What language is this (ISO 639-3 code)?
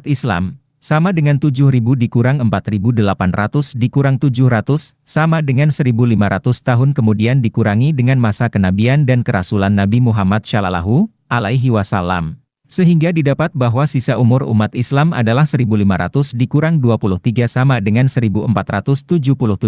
ind